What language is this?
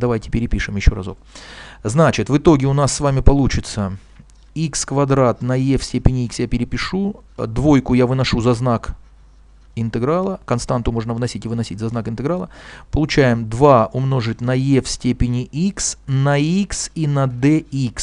Russian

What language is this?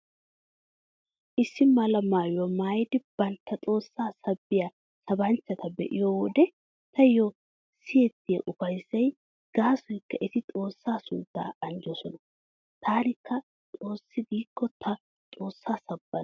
Wolaytta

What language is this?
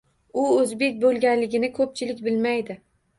Uzbek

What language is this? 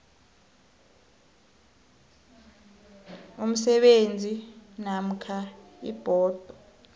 South Ndebele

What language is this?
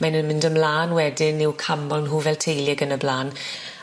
Welsh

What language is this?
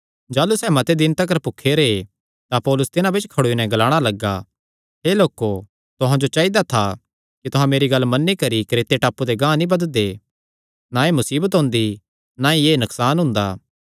Kangri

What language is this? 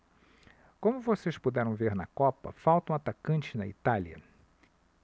Portuguese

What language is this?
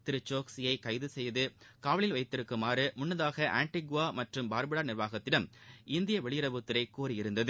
Tamil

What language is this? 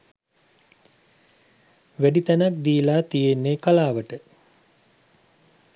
Sinhala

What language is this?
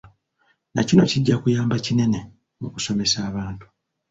Ganda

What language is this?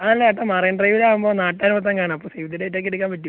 Malayalam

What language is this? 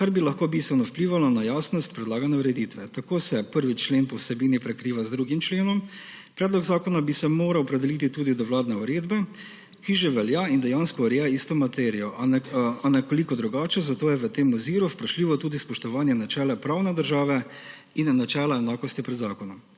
Slovenian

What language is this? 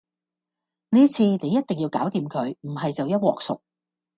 Cantonese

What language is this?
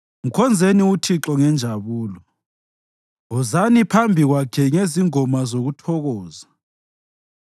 North Ndebele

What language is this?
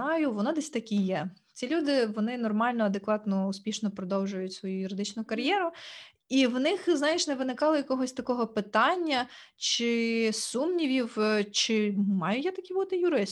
Ukrainian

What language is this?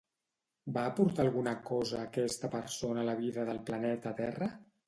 Catalan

